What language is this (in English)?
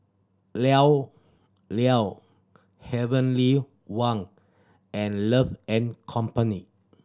English